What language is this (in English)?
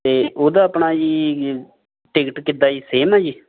Punjabi